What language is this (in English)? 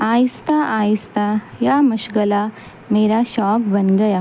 Urdu